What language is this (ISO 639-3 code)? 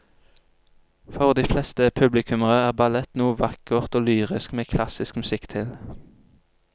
nor